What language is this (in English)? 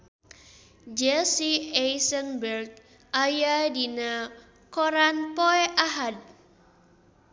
Sundanese